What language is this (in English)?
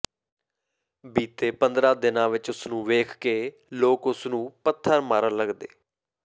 Punjabi